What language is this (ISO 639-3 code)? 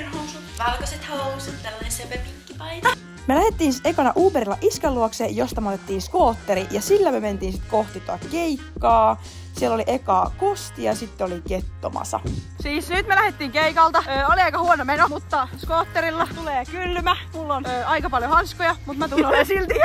fin